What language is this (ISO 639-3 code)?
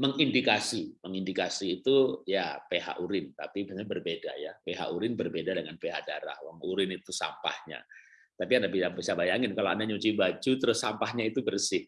ind